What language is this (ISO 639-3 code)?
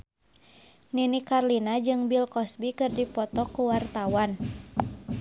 sun